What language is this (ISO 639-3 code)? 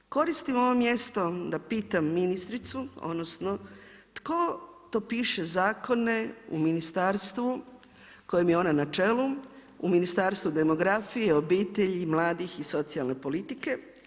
hrv